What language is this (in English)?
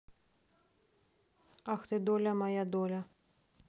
Russian